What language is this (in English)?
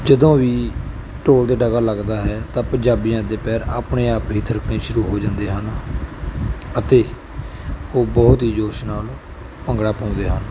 Punjabi